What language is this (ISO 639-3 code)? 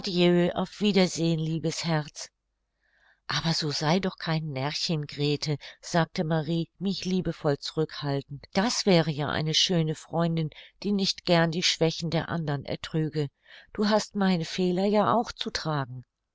deu